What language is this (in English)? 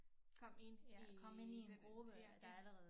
Danish